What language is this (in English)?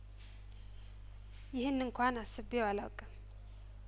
Amharic